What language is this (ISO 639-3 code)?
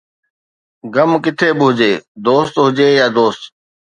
snd